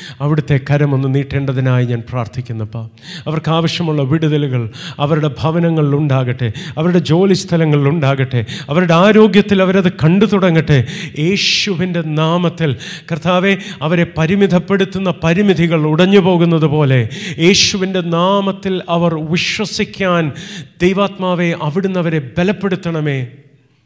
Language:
Malayalam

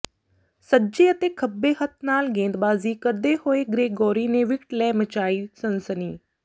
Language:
Punjabi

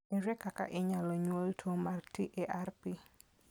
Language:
Luo (Kenya and Tanzania)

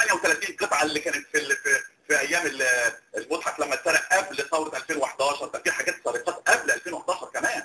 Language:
Arabic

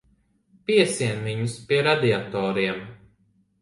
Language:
Latvian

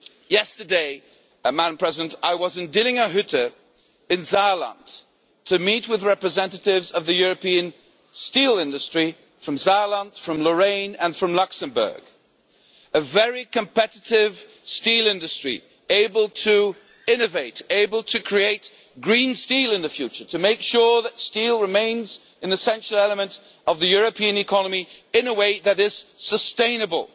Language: English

